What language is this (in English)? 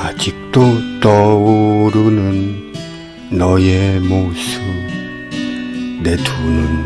Korean